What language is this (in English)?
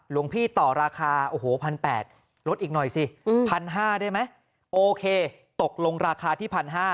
Thai